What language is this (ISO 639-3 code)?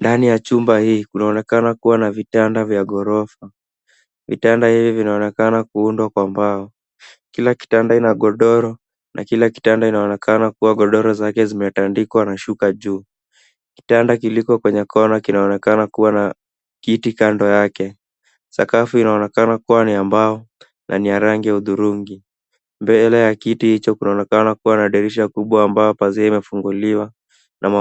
swa